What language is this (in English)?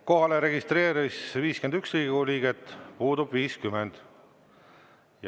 Estonian